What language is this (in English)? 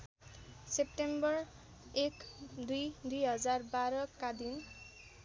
Nepali